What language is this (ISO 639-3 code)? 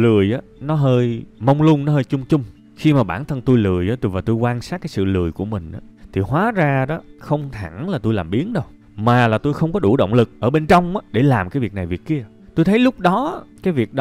vie